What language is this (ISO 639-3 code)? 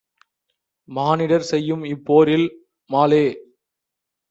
tam